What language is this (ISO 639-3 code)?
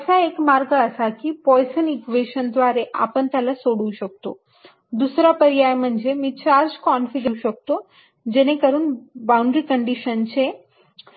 mar